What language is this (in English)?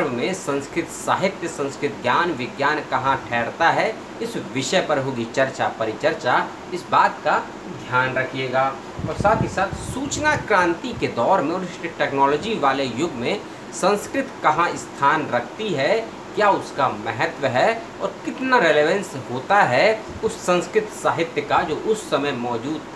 Hindi